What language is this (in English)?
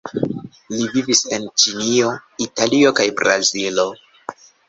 Esperanto